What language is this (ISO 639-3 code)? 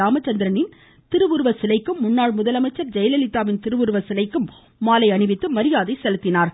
tam